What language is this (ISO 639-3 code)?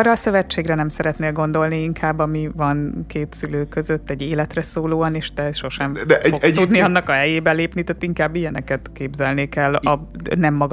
hun